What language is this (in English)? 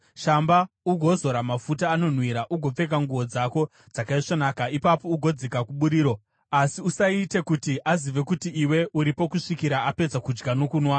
Shona